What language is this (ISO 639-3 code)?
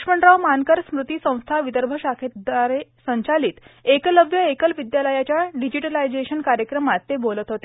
mar